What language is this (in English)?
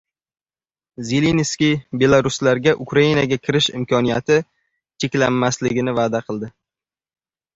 Uzbek